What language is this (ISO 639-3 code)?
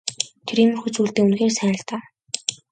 mon